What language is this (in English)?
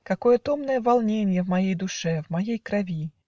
Russian